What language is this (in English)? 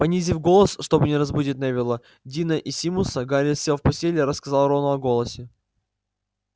Russian